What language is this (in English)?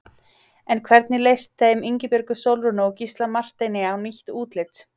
Icelandic